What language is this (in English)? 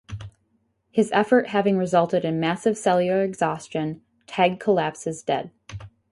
English